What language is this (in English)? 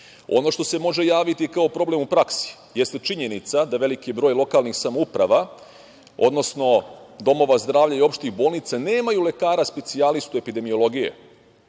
Serbian